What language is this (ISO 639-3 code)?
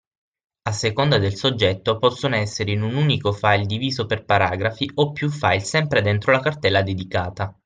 ita